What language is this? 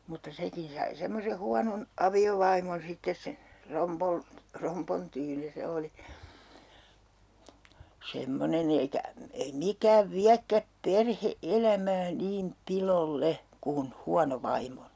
Finnish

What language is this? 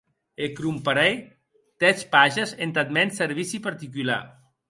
Occitan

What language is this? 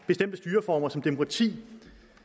Danish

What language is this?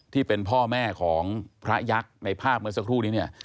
Thai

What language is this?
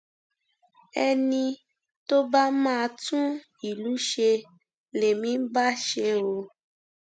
Yoruba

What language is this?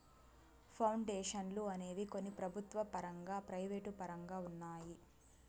Telugu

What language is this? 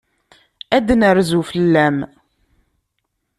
Kabyle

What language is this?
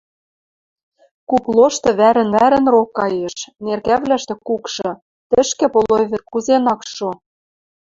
Western Mari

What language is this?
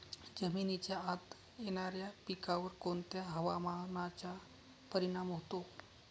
Marathi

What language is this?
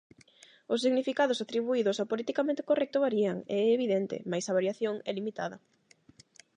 Galician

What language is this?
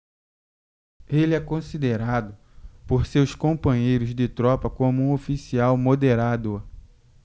Portuguese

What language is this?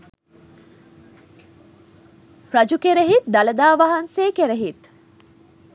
Sinhala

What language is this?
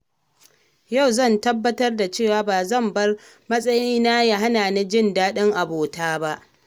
Hausa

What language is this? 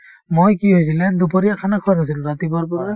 Assamese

